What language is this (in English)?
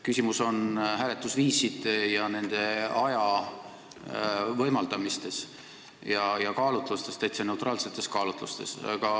Estonian